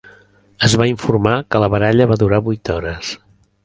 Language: Catalan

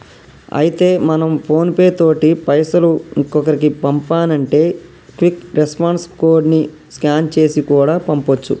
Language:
Telugu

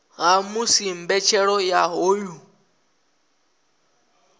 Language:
Venda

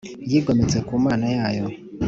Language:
Kinyarwanda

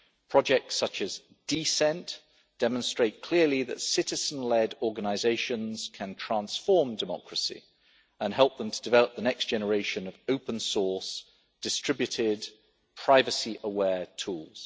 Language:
English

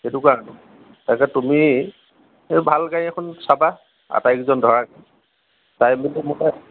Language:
Assamese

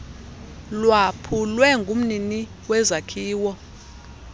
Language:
Xhosa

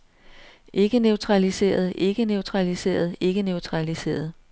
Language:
Danish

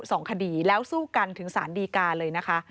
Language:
Thai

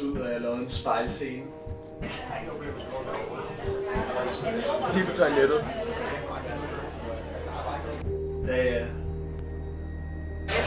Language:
Danish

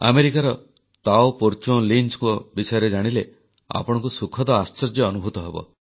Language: Odia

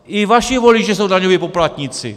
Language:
Czech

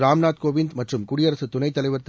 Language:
Tamil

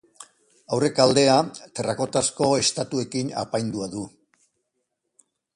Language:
Basque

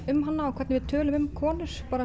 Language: Icelandic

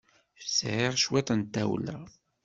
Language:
Kabyle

